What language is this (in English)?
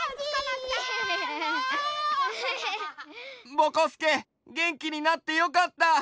Japanese